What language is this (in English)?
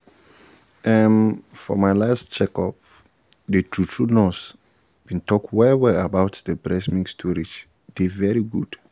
Nigerian Pidgin